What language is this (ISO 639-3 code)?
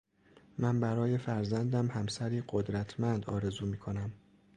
fas